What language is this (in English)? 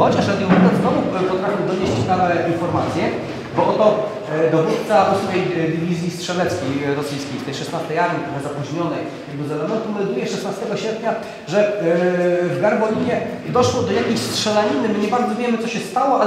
Polish